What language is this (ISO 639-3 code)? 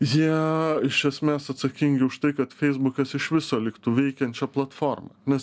lit